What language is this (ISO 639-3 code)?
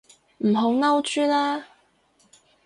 yue